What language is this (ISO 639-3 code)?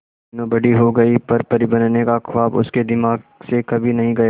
hin